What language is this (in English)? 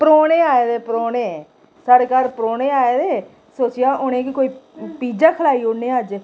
Dogri